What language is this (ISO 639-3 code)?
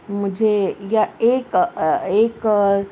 urd